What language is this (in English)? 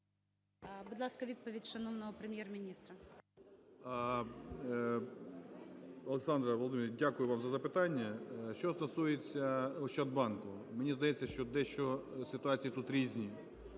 Ukrainian